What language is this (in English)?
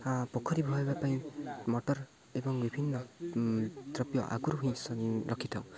Odia